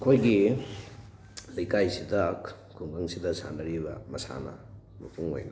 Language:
Manipuri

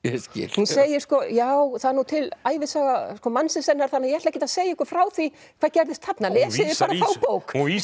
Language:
Icelandic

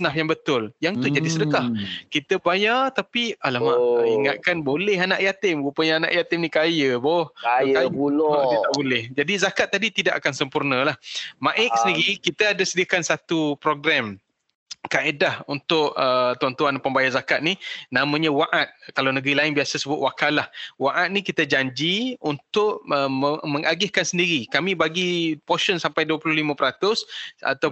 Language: Malay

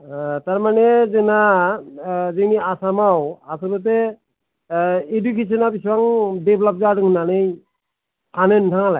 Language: Bodo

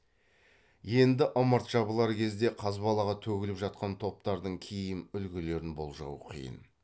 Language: Kazakh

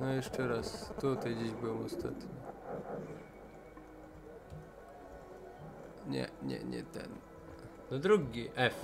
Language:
Polish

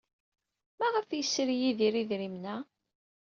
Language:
Kabyle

